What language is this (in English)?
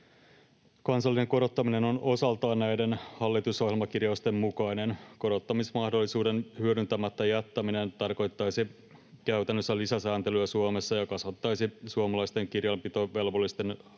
Finnish